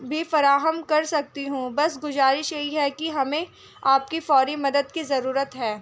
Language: Urdu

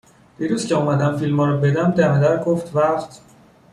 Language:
Persian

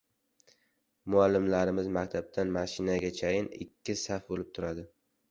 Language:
Uzbek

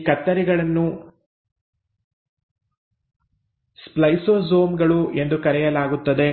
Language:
Kannada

